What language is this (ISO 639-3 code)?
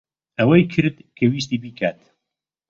ckb